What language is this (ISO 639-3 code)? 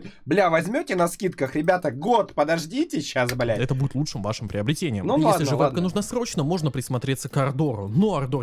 rus